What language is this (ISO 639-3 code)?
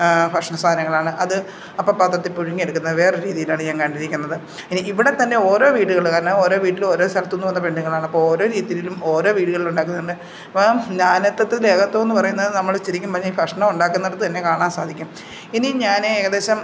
mal